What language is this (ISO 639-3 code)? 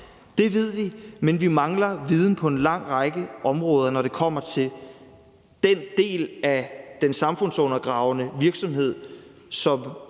dan